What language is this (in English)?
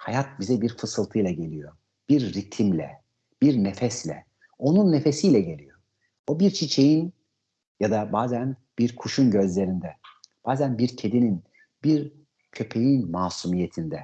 Turkish